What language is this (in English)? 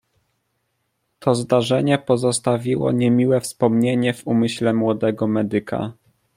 Polish